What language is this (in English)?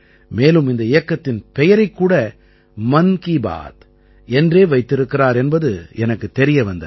Tamil